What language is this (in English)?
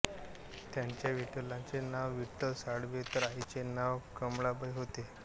Marathi